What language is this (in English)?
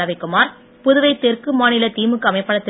Tamil